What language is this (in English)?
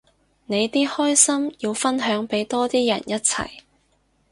Cantonese